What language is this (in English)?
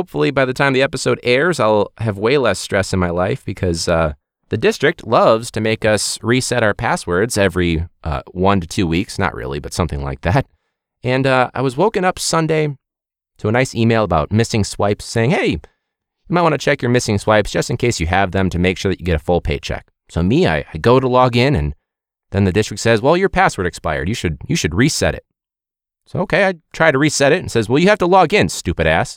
English